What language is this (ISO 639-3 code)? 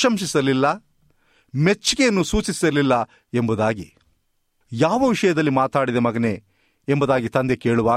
kan